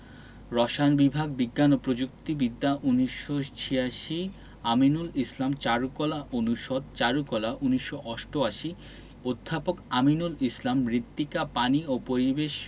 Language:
Bangla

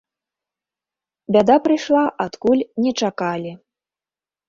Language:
Belarusian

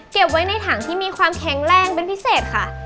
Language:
Thai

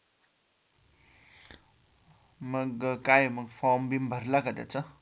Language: Marathi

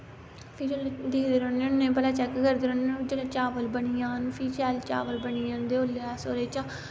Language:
Dogri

